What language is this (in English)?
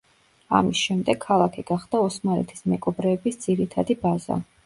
Georgian